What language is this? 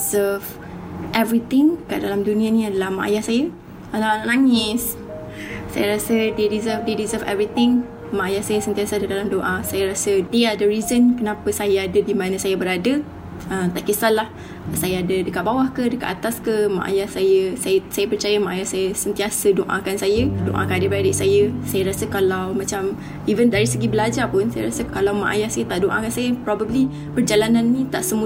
Malay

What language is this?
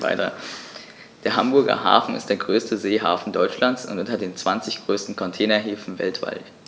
German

